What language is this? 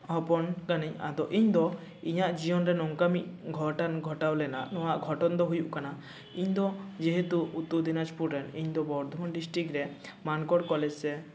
Santali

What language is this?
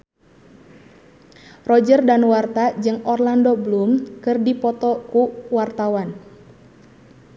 Sundanese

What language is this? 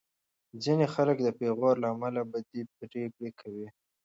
Pashto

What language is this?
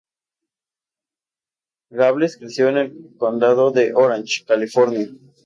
Spanish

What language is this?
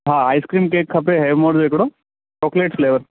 Sindhi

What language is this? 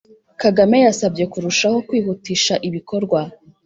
Kinyarwanda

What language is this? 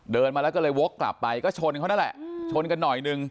Thai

